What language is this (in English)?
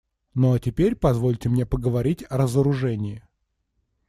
Russian